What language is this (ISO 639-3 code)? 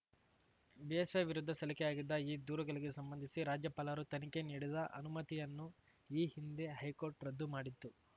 kan